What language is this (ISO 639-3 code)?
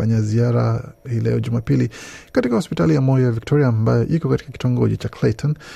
swa